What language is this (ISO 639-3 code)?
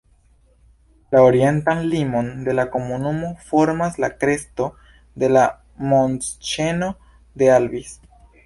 epo